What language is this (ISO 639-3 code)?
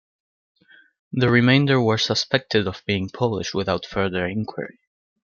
eng